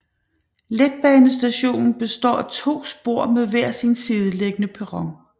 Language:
Danish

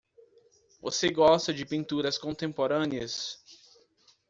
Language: Portuguese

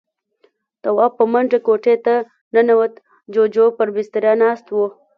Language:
Pashto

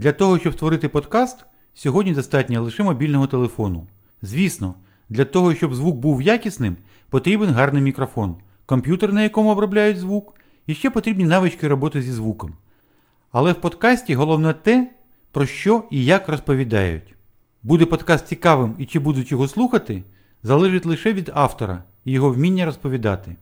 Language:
Ukrainian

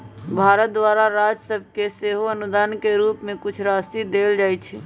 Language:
Magahi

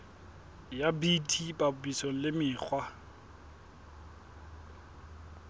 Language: Southern Sotho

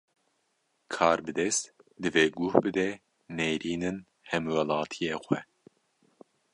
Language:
Kurdish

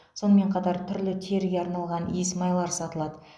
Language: Kazakh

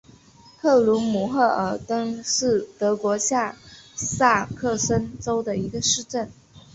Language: Chinese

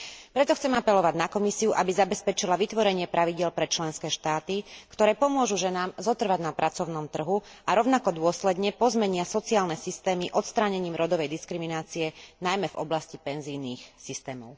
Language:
Slovak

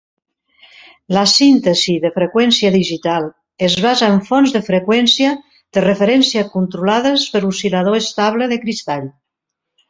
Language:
Catalan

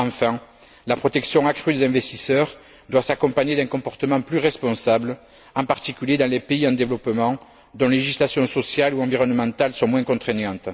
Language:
French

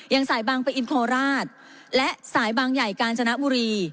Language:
Thai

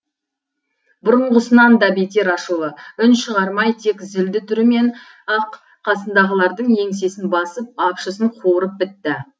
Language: Kazakh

